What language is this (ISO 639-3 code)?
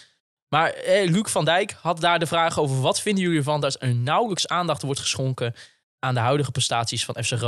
nld